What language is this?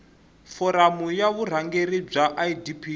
Tsonga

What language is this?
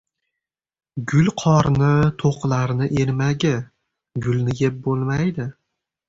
Uzbek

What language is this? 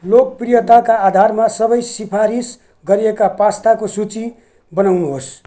Nepali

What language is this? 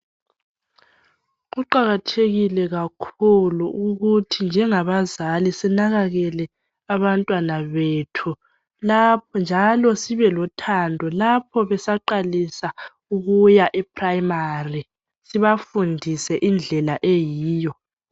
North Ndebele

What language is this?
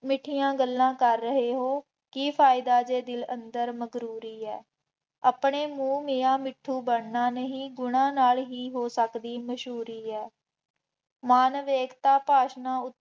Punjabi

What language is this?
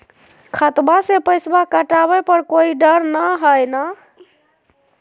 Magahi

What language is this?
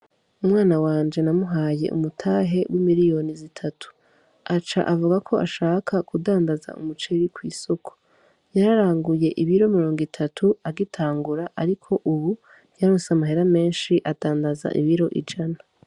Rundi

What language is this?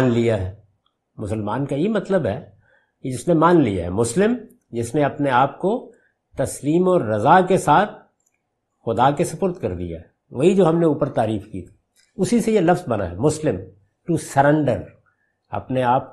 Urdu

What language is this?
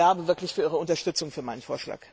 German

